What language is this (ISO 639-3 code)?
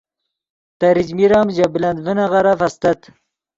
ydg